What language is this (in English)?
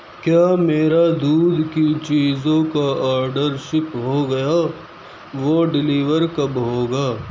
Urdu